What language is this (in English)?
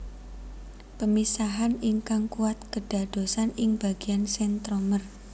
Javanese